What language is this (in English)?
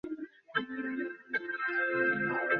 Bangla